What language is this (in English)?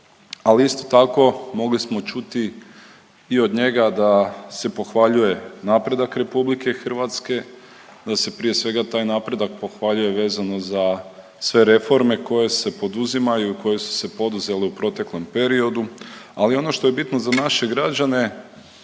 Croatian